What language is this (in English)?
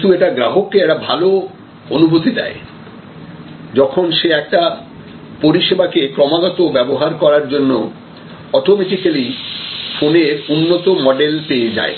Bangla